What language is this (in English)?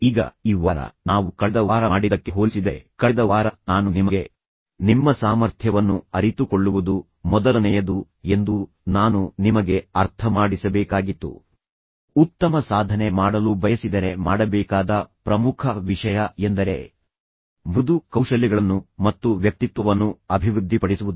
Kannada